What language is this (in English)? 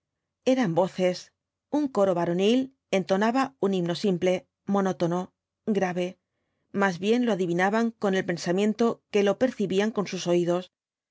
Spanish